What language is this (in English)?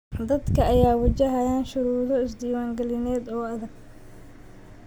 Somali